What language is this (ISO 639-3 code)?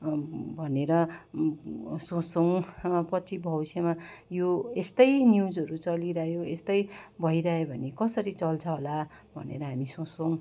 nep